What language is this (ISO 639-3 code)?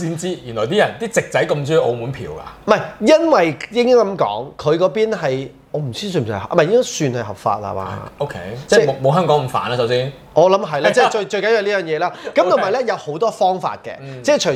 zho